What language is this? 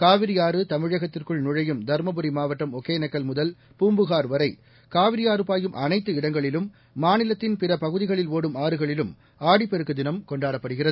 Tamil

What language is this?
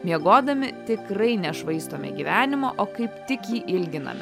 Lithuanian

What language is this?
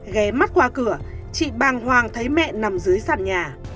Vietnamese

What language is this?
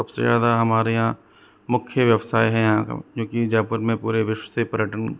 Hindi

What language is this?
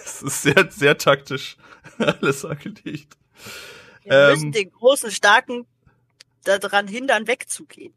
German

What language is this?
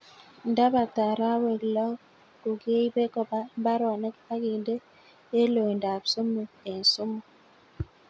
Kalenjin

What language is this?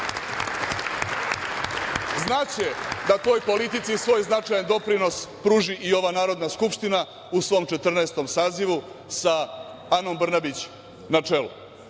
Serbian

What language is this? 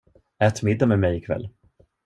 Swedish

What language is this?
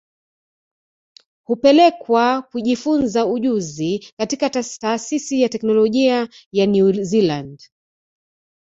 Swahili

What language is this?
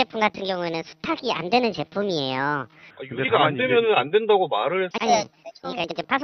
Korean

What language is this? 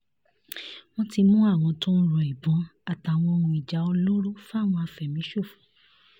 Yoruba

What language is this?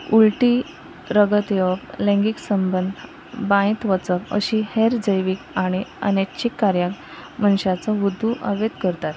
Konkani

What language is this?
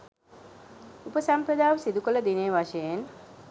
Sinhala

